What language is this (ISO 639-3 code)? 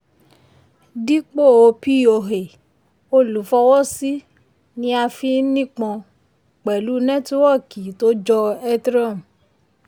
yor